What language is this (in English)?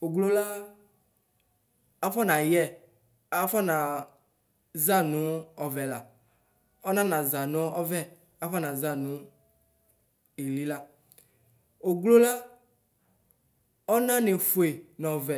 Ikposo